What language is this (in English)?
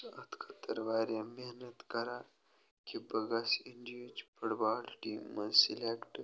Kashmiri